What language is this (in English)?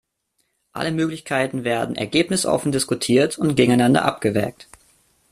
German